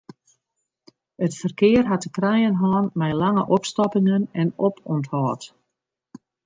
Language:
Western Frisian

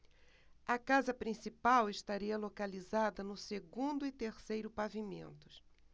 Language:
Portuguese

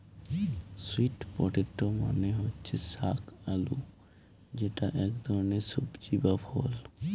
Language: Bangla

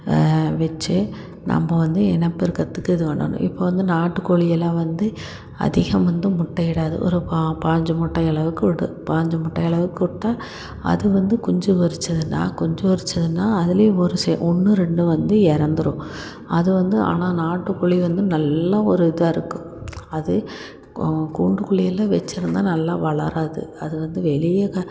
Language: Tamil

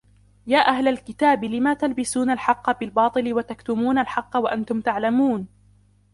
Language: Arabic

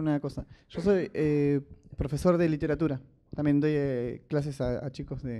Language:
Spanish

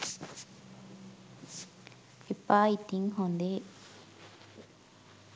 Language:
Sinhala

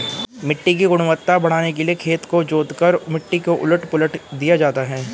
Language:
Hindi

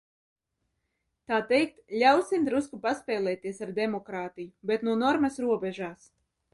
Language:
Latvian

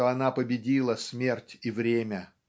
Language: Russian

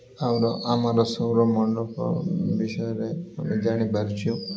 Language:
Odia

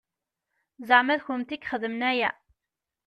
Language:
Kabyle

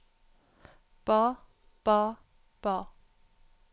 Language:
Norwegian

